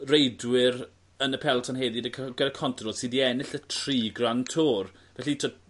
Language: Welsh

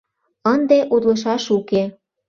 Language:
Mari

